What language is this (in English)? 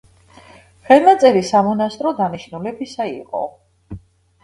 Georgian